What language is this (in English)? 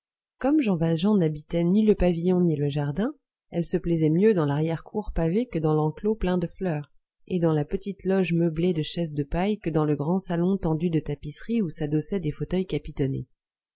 French